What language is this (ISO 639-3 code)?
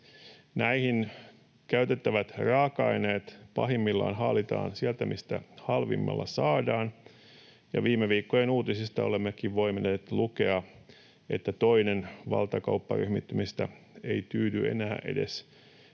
fin